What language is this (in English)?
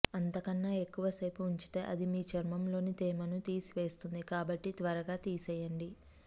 Telugu